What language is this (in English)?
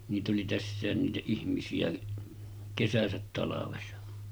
Finnish